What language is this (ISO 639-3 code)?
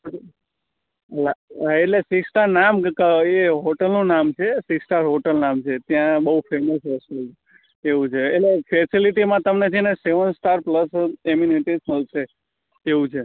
guj